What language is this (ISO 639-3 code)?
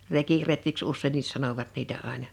fin